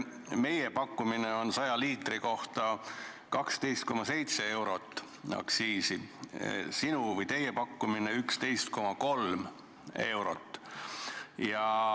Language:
Estonian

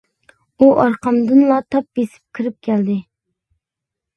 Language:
Uyghur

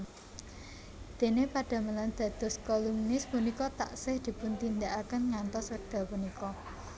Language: Javanese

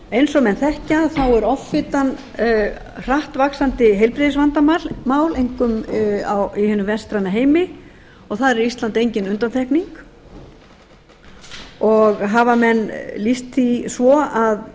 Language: Icelandic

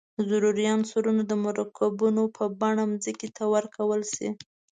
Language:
Pashto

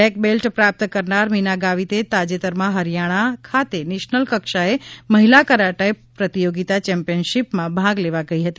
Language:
Gujarati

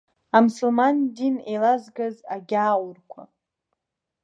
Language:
Abkhazian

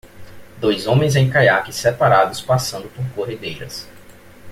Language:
Portuguese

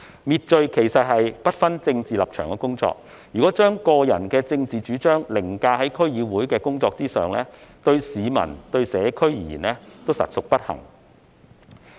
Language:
Cantonese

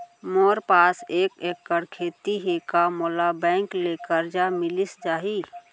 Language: Chhattisgarhi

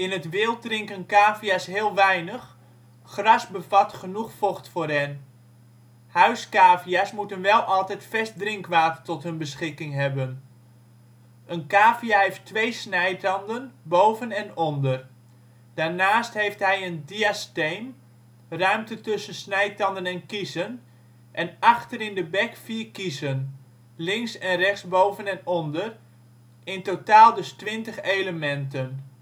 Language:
Dutch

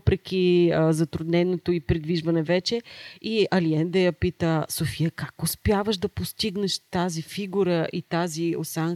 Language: Bulgarian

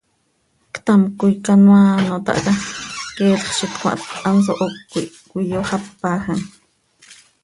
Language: Seri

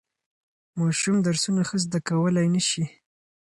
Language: Pashto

